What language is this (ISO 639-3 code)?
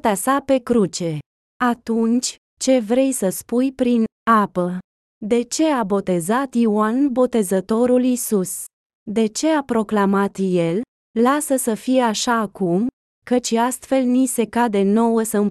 ron